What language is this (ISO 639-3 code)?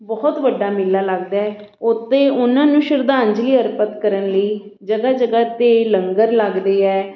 pan